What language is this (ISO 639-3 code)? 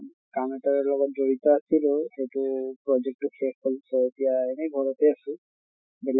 asm